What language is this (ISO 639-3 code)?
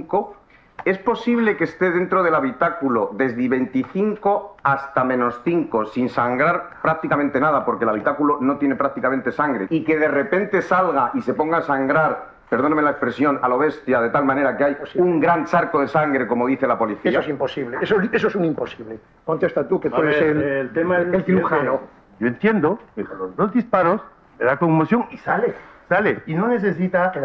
spa